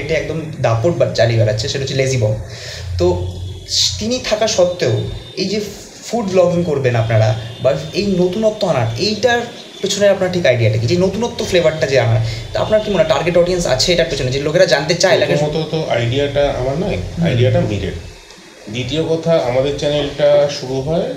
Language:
Bangla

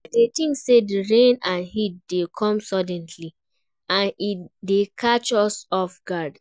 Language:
Nigerian Pidgin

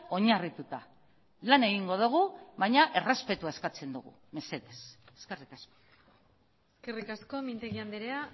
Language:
Basque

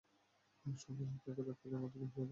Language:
Bangla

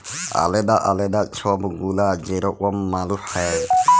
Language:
Bangla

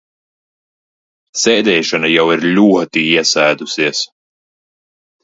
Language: Latvian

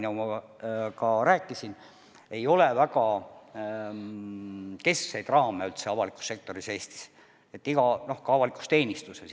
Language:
Estonian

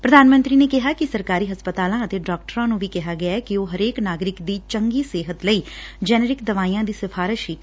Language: Punjabi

